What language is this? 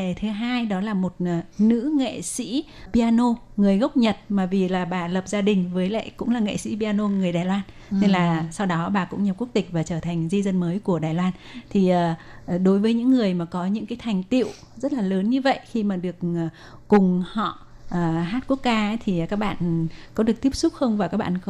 Vietnamese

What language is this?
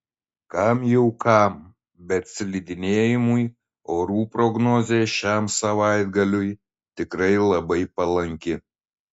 Lithuanian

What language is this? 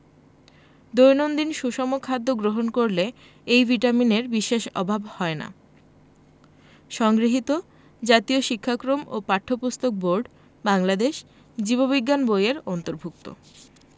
Bangla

